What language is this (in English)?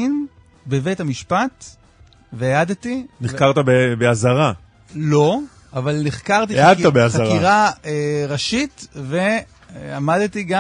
Hebrew